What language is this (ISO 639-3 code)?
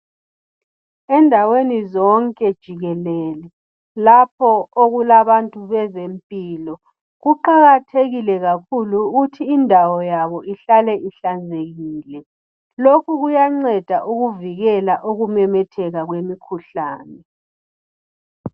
nde